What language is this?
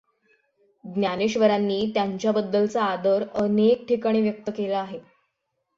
Marathi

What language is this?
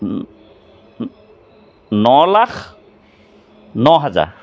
Assamese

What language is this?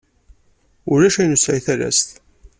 Kabyle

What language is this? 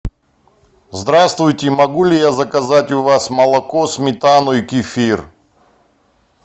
Russian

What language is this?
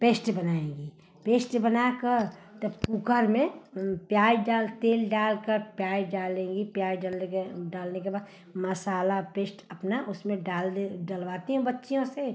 Hindi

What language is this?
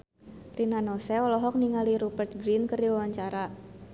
Sundanese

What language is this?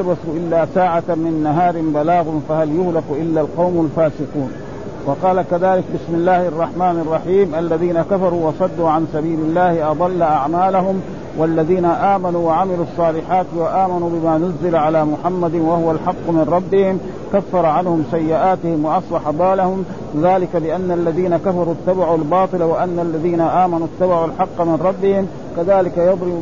Arabic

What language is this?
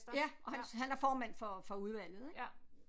Danish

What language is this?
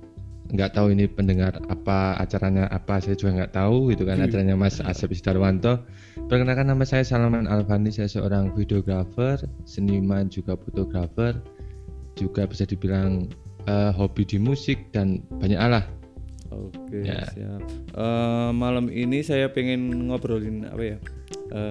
Indonesian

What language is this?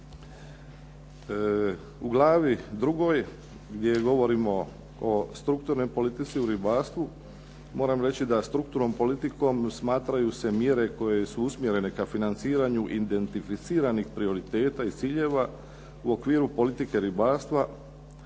Croatian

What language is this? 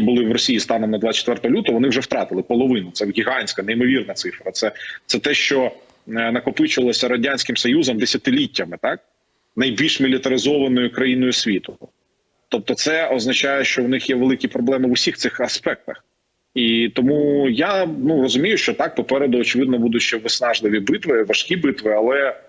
Ukrainian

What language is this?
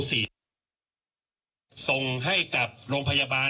Thai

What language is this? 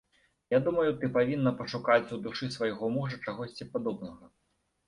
Belarusian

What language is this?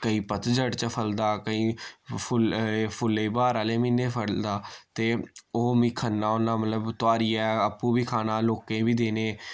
Dogri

